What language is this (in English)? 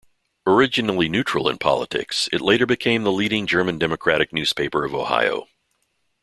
English